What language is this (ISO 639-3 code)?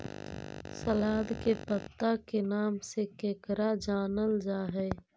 mag